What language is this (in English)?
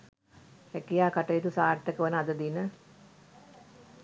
Sinhala